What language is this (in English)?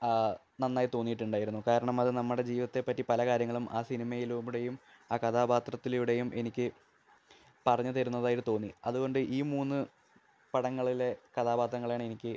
Malayalam